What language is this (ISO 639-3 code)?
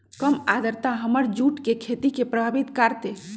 mag